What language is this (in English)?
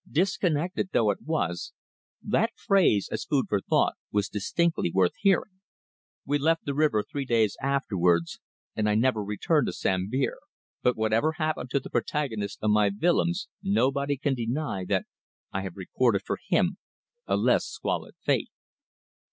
English